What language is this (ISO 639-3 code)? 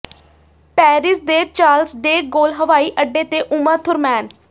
pan